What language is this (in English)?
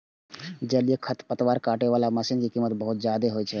Maithili